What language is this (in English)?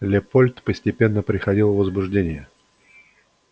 Russian